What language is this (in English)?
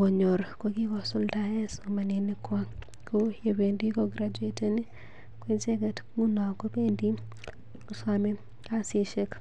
Kalenjin